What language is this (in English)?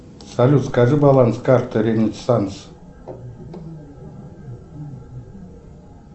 Russian